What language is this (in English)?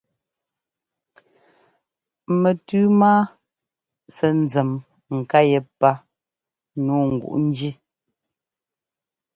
Ngomba